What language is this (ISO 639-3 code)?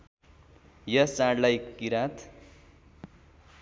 nep